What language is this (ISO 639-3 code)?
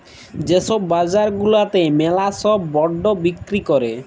ben